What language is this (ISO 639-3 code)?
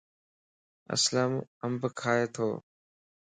lss